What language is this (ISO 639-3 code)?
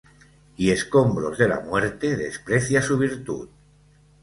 spa